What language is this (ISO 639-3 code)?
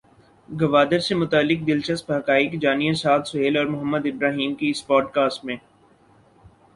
urd